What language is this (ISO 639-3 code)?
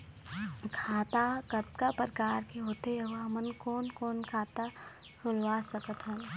hne